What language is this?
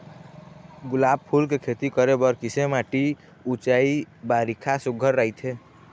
Chhattisgarhi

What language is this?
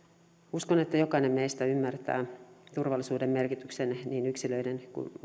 Finnish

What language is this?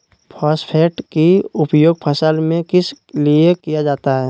Magahi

